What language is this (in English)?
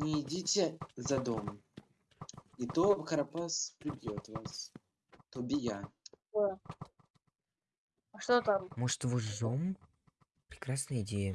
Russian